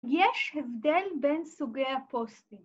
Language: Hebrew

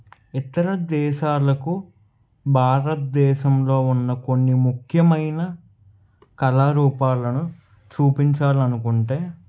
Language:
Telugu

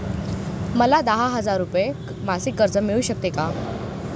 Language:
Marathi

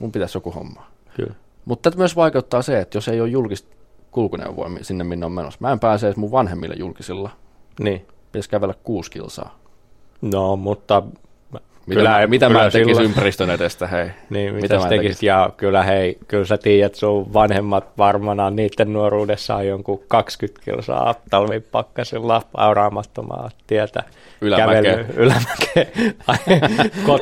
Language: Finnish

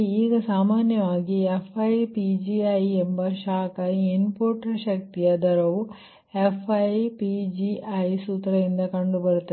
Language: Kannada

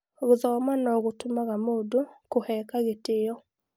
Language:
Kikuyu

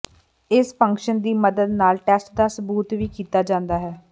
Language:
Punjabi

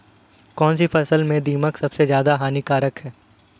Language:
Hindi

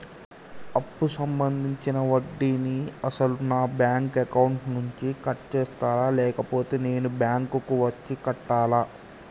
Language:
Telugu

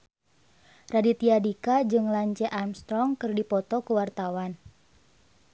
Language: Sundanese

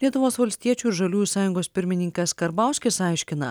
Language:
Lithuanian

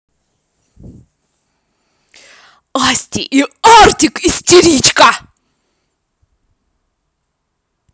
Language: Russian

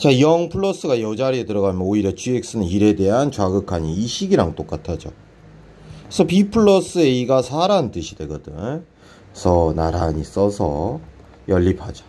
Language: Korean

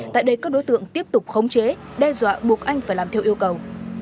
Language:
Vietnamese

